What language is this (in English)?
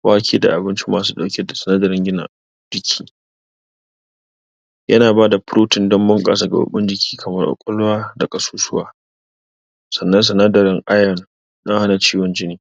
Hausa